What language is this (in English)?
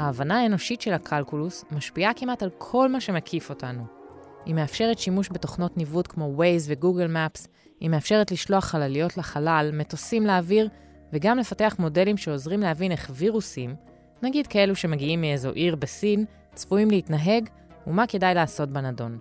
Hebrew